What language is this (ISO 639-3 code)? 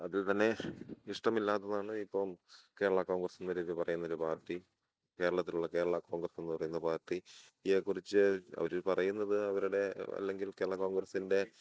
mal